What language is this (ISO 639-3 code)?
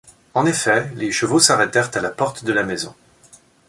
fra